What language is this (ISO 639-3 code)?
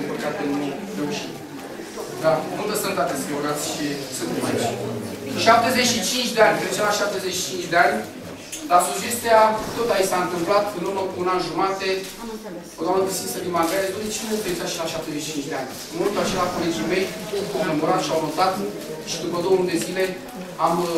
ron